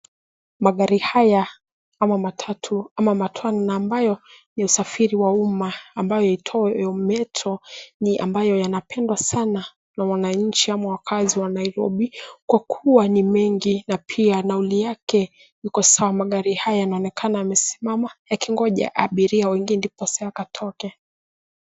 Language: Swahili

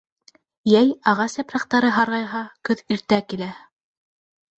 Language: Bashkir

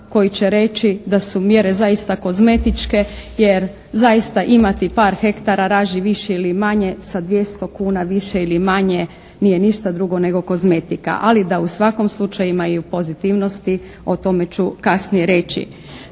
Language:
Croatian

